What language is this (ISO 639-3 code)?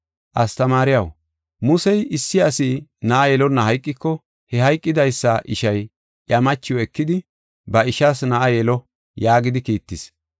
gof